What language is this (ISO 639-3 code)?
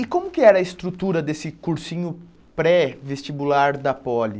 por